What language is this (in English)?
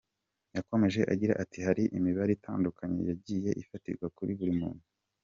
Kinyarwanda